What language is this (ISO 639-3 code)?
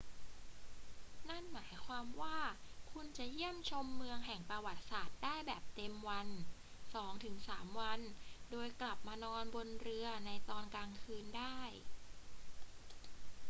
tha